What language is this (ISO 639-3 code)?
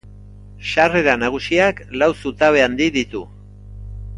eus